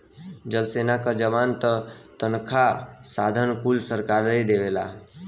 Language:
Bhojpuri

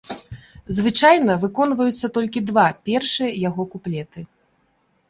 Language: Belarusian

